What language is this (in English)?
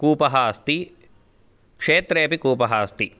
Sanskrit